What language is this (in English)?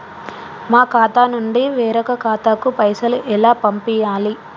Telugu